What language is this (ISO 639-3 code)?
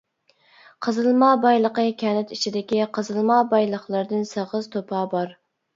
uig